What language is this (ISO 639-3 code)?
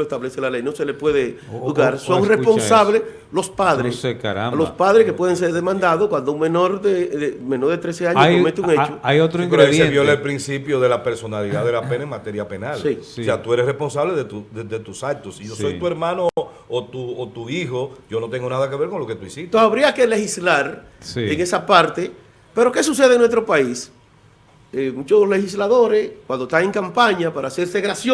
spa